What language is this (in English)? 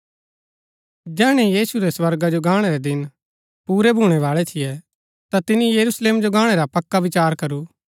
Gaddi